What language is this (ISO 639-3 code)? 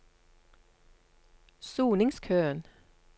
nor